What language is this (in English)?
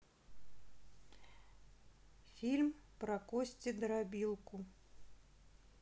Russian